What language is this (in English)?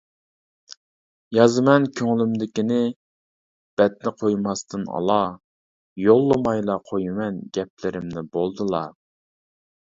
Uyghur